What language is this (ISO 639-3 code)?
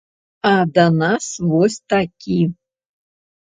bel